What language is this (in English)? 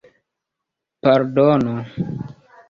Esperanto